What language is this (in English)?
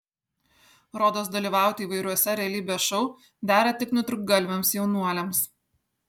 Lithuanian